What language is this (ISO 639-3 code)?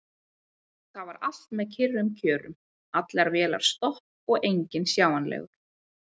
isl